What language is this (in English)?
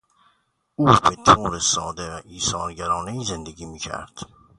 Persian